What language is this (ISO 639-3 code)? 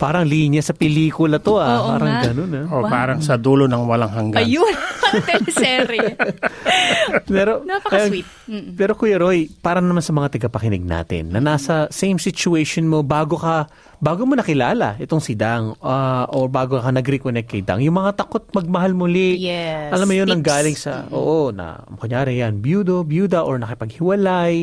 fil